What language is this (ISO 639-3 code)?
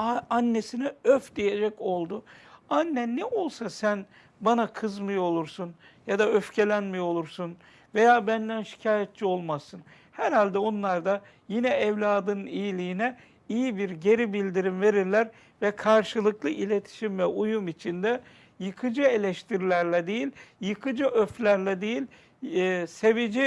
tur